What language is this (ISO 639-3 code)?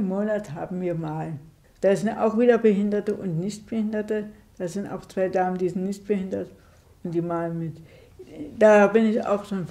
deu